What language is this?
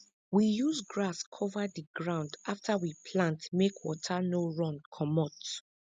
Nigerian Pidgin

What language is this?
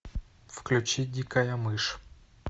Russian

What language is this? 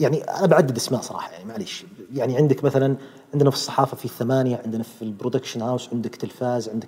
Arabic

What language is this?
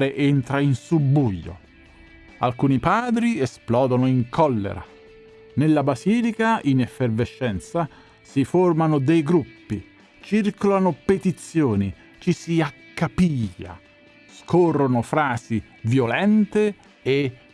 Italian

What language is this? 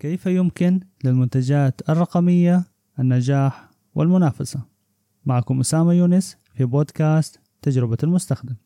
Arabic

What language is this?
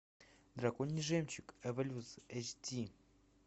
Russian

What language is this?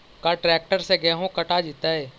Magahi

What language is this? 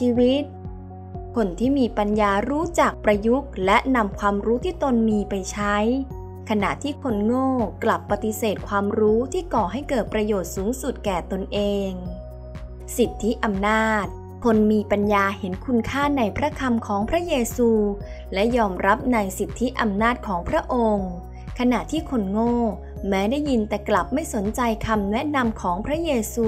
Thai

